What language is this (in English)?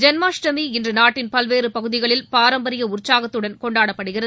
Tamil